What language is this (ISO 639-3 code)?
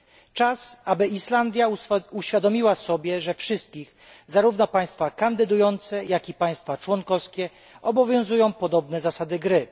pol